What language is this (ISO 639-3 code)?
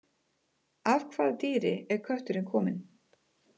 isl